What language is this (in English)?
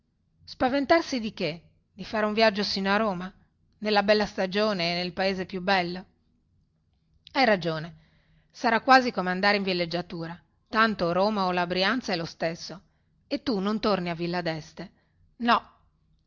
Italian